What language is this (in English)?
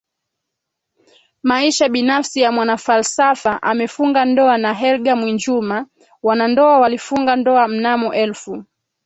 Swahili